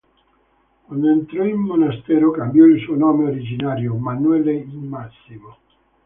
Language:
Italian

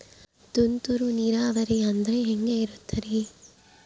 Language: Kannada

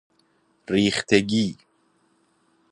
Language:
Persian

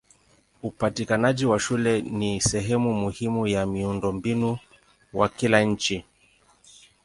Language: Swahili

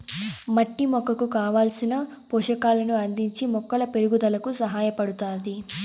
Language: Telugu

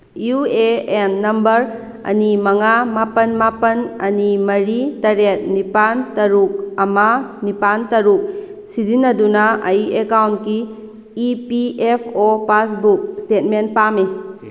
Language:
Manipuri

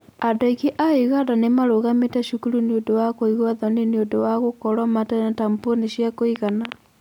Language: Kikuyu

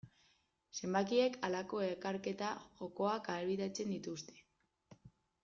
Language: Basque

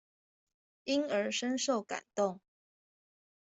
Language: Chinese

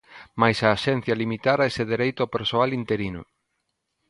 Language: Galician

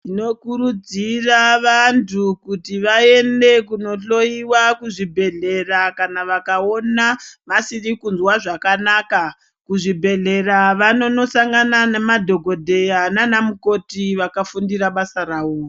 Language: Ndau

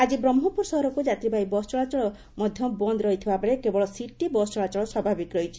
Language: Odia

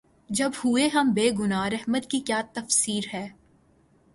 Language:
Urdu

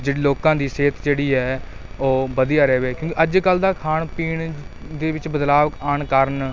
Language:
Punjabi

